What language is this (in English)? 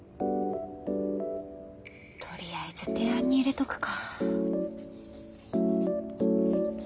Japanese